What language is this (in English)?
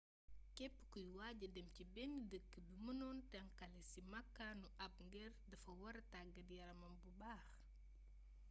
Wolof